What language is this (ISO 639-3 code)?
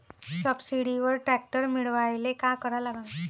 mar